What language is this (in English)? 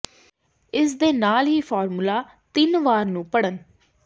Punjabi